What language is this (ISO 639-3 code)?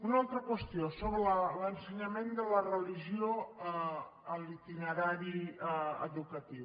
cat